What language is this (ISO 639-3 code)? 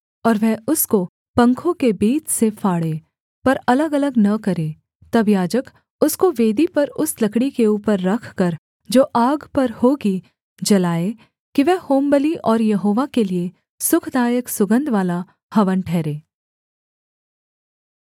hin